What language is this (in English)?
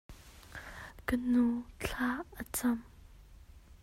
Hakha Chin